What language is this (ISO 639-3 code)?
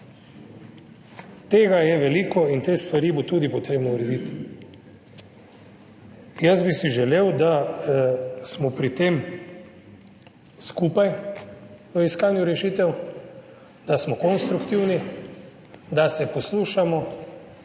slv